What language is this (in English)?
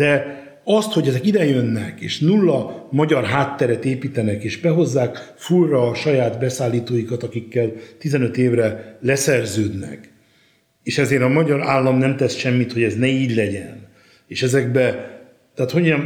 Hungarian